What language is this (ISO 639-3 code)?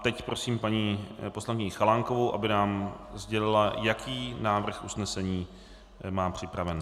ces